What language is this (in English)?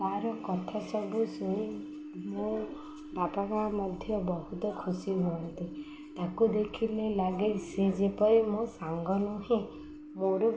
Odia